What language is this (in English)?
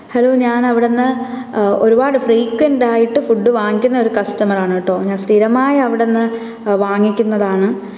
Malayalam